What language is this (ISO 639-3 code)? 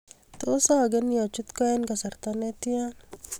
kln